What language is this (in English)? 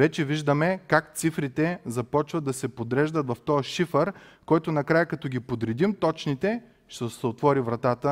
Bulgarian